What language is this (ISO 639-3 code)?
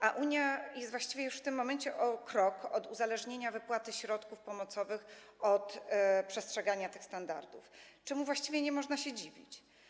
pol